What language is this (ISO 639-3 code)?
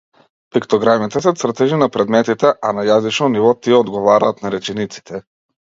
mkd